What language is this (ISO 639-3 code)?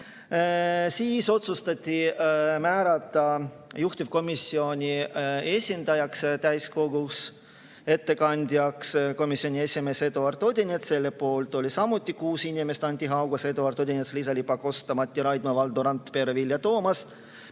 est